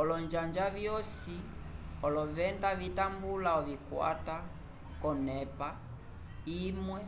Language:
Umbundu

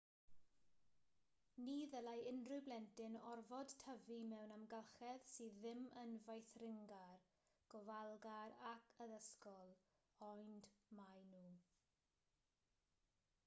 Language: Welsh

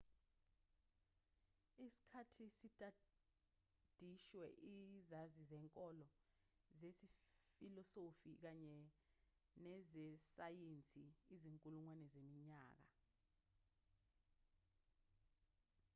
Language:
Zulu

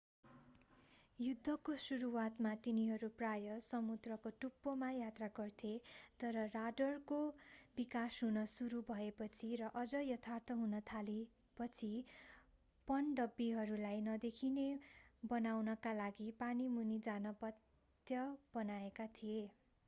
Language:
Nepali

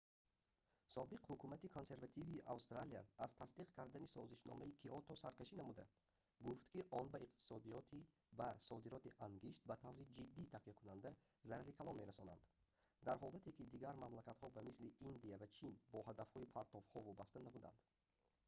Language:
Tajik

